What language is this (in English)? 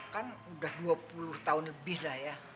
Indonesian